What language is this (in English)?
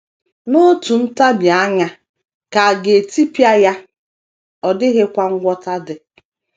Igbo